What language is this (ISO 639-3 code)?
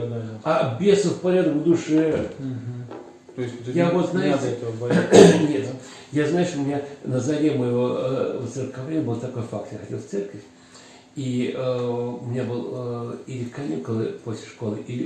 rus